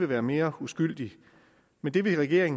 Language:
Danish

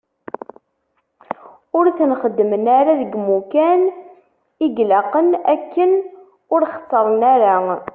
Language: Kabyle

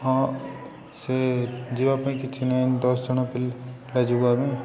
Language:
Odia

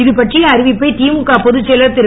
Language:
Tamil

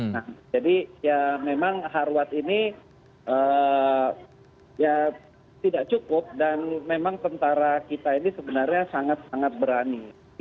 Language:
Indonesian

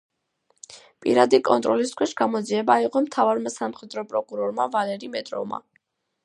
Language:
Georgian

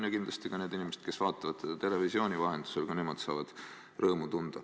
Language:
Estonian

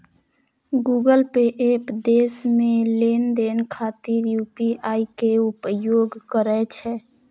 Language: Maithili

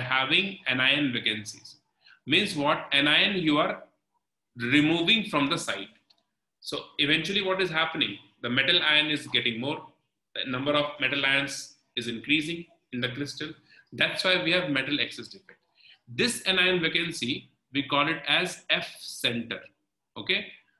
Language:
English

